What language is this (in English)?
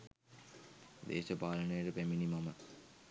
Sinhala